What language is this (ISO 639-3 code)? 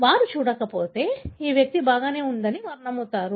tel